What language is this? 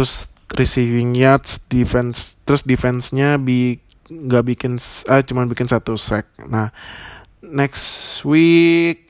Indonesian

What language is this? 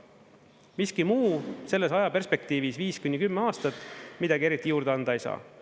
Estonian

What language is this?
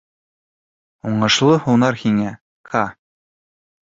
Bashkir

